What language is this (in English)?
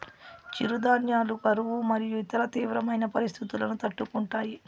Telugu